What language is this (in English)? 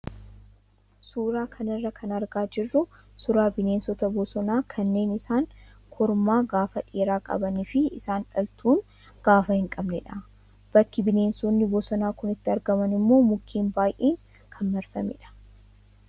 Oromo